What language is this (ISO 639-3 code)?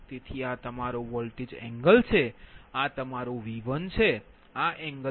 guj